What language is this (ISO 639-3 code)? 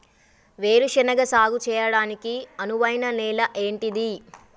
tel